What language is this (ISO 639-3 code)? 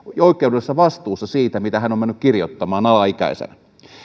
fin